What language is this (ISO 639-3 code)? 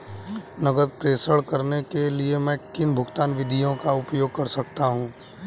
hin